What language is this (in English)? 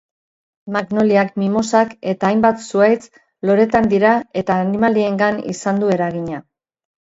Basque